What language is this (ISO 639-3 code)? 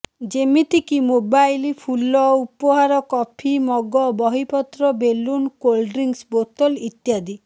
ori